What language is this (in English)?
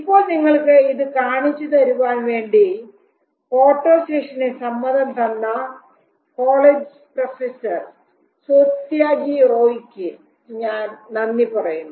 Malayalam